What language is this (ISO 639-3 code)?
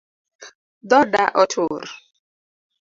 luo